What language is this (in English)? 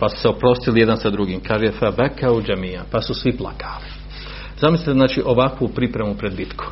Croatian